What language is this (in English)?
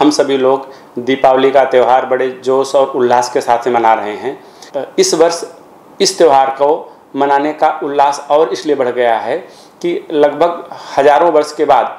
Hindi